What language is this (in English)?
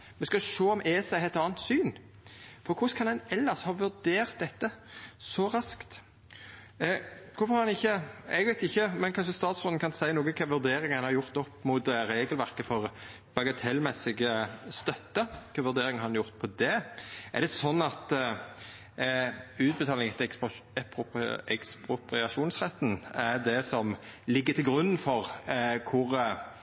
Norwegian Nynorsk